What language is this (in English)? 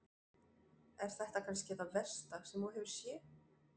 Icelandic